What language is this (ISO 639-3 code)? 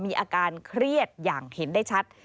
tha